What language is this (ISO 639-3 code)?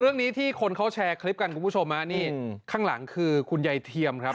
tha